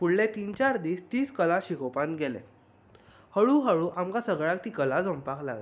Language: Konkani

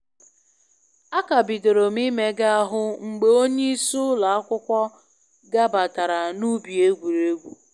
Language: Igbo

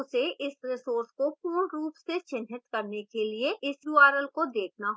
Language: Hindi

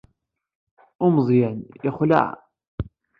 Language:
Kabyle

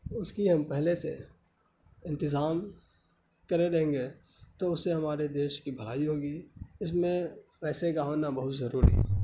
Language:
Urdu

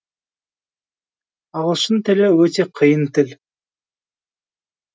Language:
Kazakh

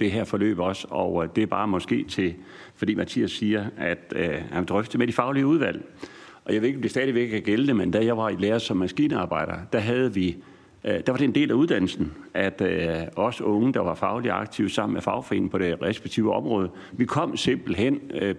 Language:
Danish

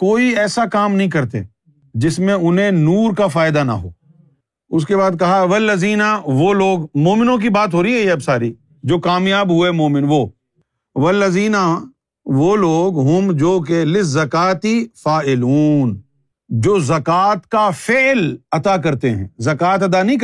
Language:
Urdu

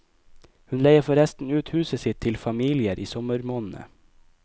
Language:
Norwegian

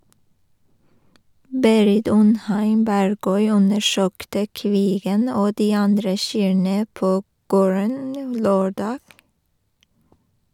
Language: Norwegian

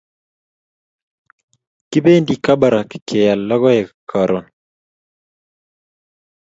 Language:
Kalenjin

